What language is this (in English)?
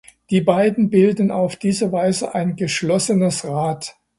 German